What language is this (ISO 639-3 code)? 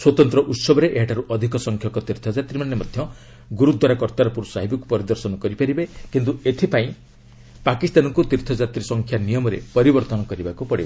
ori